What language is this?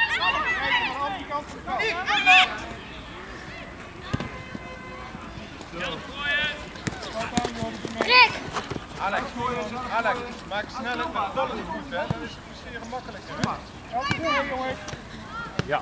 Dutch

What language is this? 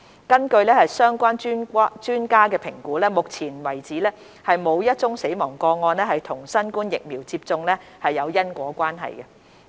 Cantonese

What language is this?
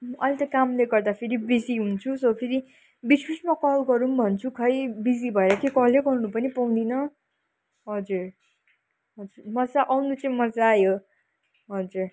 Nepali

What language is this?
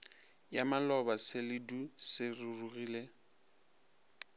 Northern Sotho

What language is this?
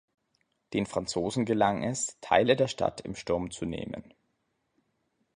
German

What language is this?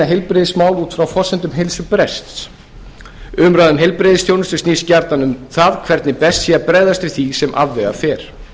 Icelandic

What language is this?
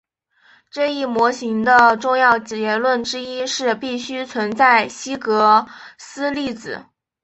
Chinese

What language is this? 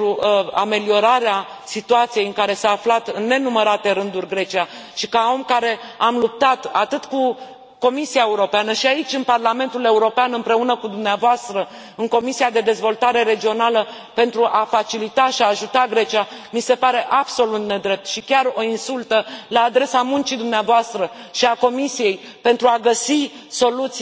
Romanian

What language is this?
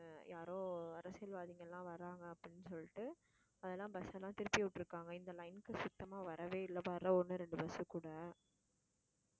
Tamil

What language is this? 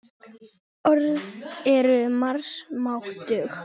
Icelandic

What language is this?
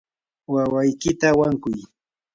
Yanahuanca Pasco Quechua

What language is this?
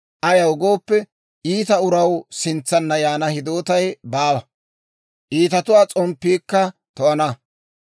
Dawro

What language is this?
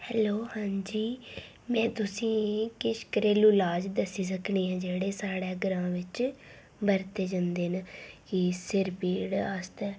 Dogri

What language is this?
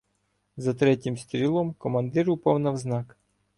Ukrainian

